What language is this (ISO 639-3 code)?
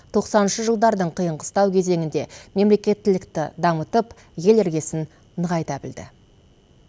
kaz